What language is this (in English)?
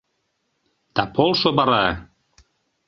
Mari